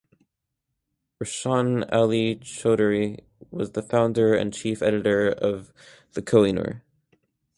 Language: English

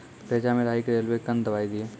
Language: Maithili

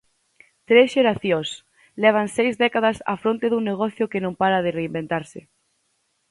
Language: Galician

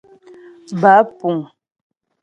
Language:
Ghomala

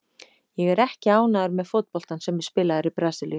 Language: Icelandic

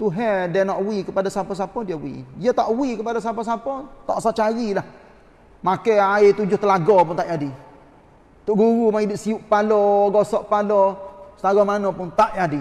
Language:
Malay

